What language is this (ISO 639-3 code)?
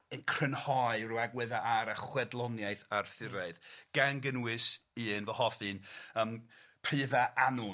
cym